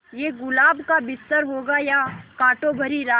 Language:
Hindi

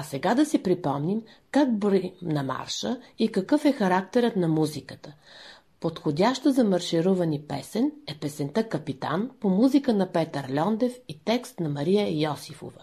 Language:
Bulgarian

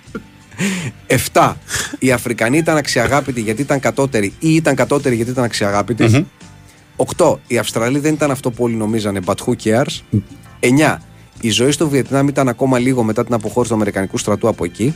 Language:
Greek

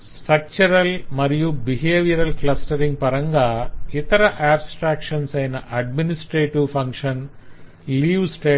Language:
Telugu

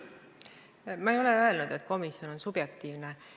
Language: Estonian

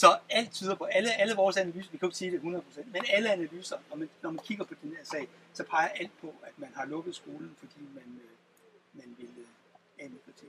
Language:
Danish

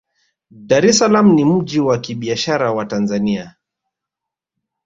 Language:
Swahili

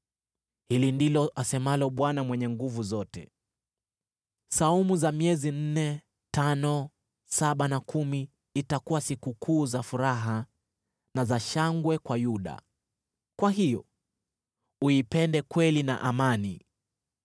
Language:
Swahili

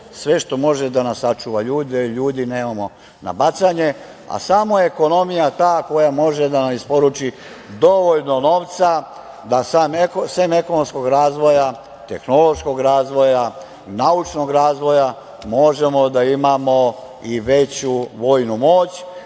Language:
Serbian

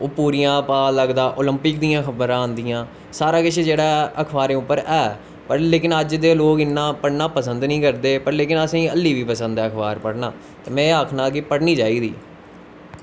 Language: Dogri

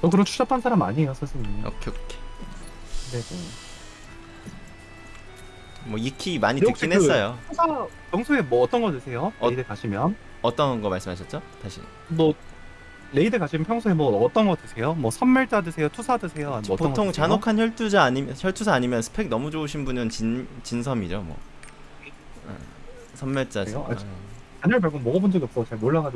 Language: Korean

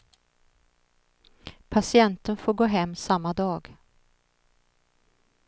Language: Swedish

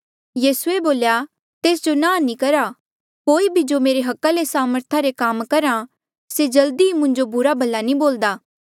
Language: Mandeali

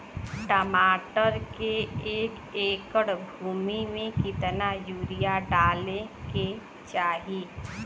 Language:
Bhojpuri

